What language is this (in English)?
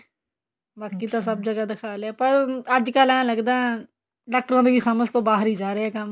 Punjabi